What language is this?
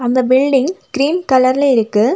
Tamil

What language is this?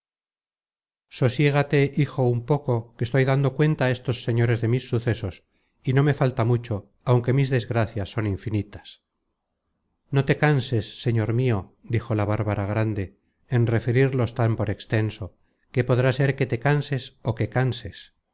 Spanish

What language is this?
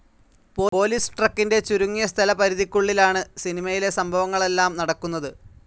Malayalam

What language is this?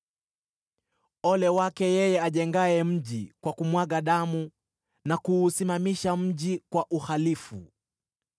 Swahili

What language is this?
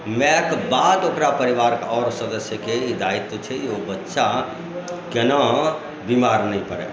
Maithili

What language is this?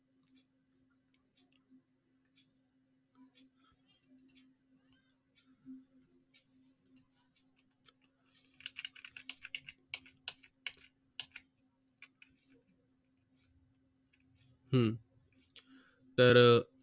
Marathi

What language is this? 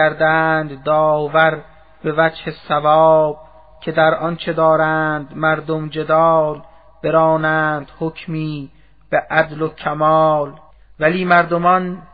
Persian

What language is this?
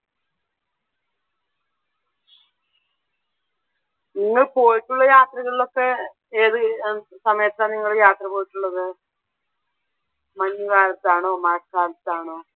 Malayalam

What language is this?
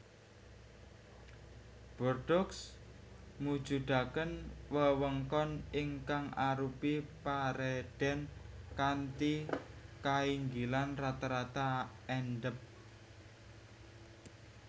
Javanese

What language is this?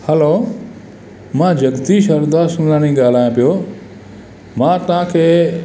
Sindhi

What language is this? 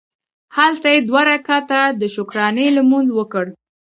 Pashto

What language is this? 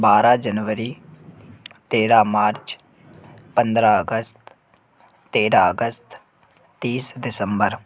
Hindi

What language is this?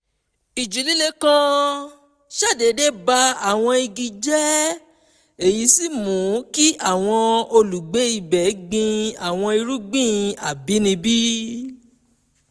Yoruba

